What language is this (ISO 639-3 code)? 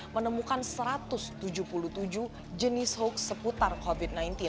ind